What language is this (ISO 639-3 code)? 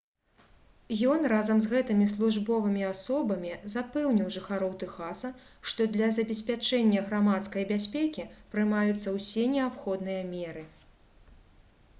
bel